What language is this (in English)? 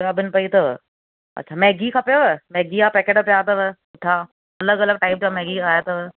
Sindhi